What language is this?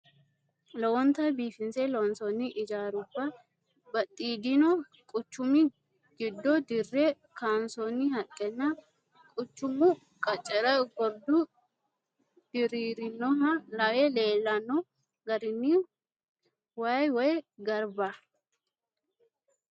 Sidamo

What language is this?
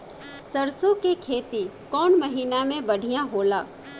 Bhojpuri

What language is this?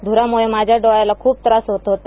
Marathi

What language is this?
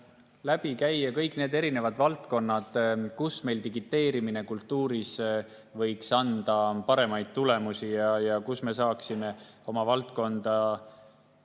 Estonian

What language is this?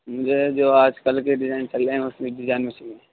Urdu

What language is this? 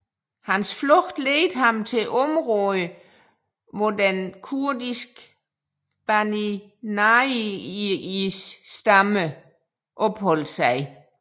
Danish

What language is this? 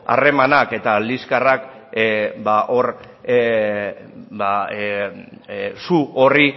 Basque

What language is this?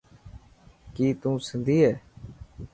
Dhatki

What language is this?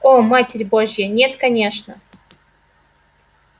Russian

